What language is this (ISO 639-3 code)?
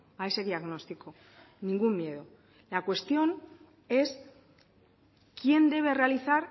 spa